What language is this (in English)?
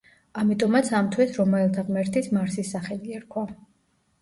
Georgian